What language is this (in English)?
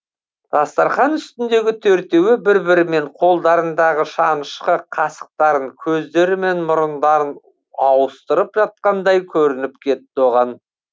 Kazakh